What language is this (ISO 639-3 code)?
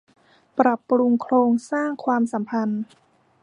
tha